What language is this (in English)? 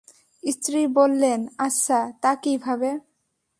Bangla